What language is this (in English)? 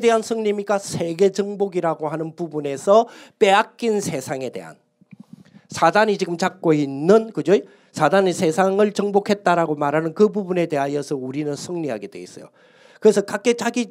Korean